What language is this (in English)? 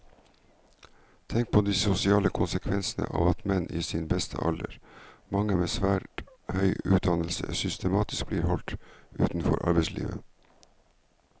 Norwegian